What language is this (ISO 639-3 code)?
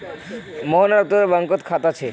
mag